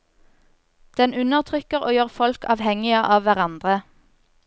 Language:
Norwegian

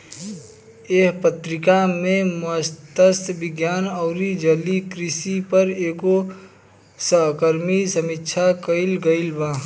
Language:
Bhojpuri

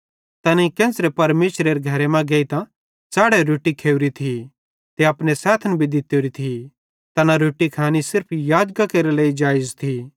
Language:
Bhadrawahi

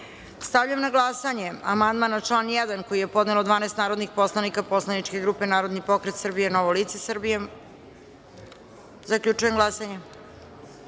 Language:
Serbian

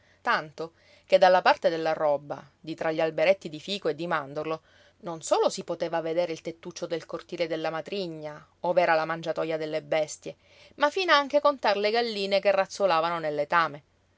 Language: Italian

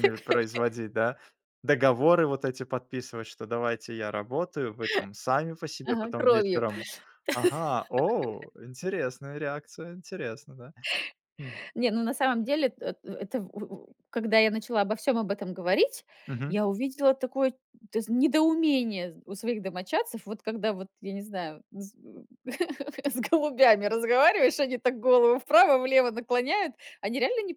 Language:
Russian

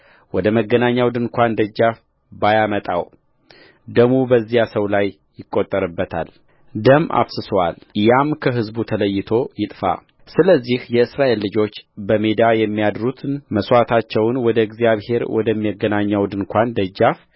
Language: Amharic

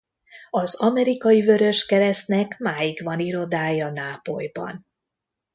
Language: Hungarian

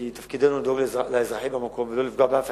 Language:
Hebrew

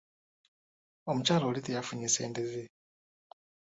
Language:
Ganda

